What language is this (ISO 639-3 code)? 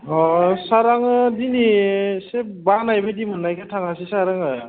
brx